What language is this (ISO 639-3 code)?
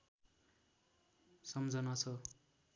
nep